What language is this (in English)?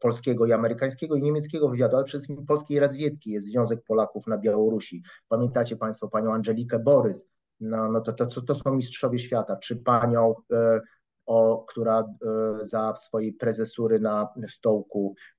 Polish